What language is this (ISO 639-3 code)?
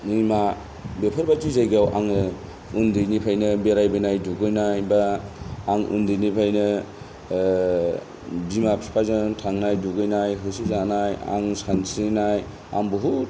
brx